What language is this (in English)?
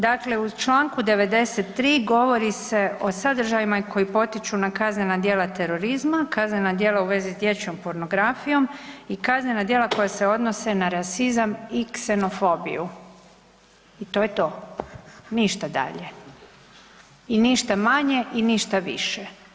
Croatian